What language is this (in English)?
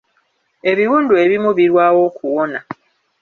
Ganda